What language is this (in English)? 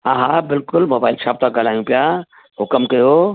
Sindhi